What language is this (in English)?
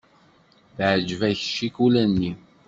Kabyle